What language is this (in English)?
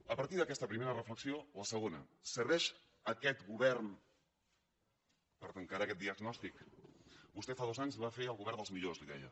Catalan